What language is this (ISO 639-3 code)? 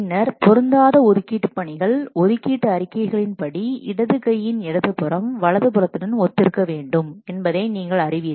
tam